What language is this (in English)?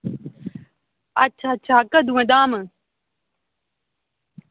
Dogri